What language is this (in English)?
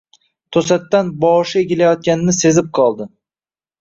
Uzbek